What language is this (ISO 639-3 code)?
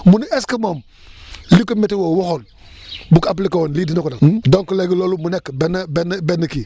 wol